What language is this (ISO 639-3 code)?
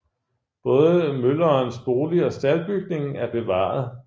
dan